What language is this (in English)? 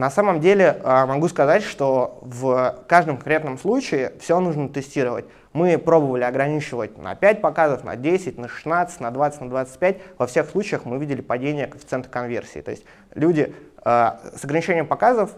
Russian